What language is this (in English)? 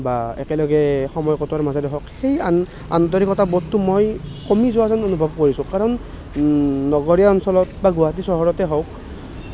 Assamese